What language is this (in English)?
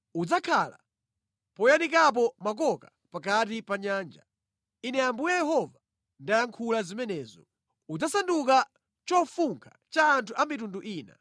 Nyanja